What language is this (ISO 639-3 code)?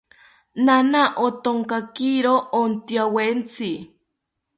cpy